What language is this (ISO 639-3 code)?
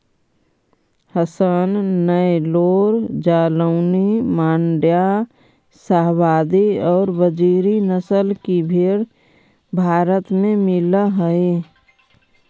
mag